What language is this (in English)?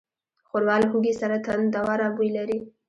Pashto